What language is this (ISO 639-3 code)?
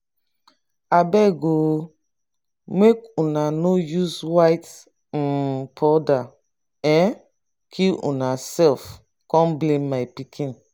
pcm